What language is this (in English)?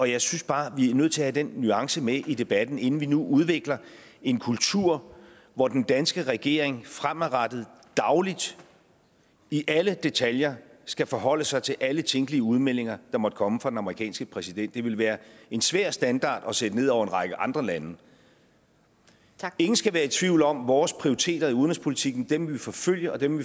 Danish